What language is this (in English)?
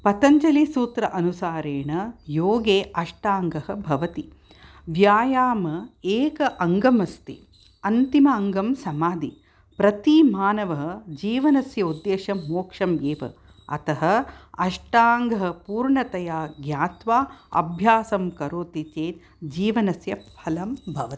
Sanskrit